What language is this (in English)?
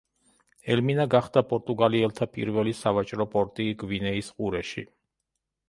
Georgian